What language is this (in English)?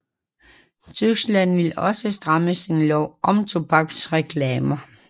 Danish